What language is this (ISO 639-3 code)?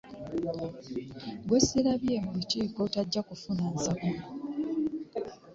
lug